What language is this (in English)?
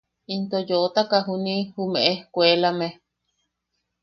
Yaqui